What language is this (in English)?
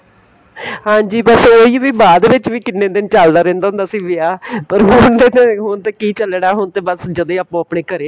Punjabi